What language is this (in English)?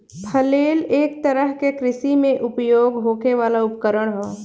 Bhojpuri